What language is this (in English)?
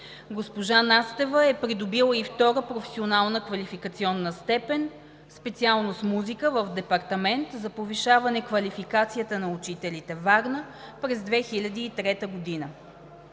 Bulgarian